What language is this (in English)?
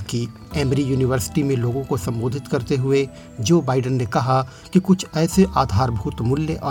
Hindi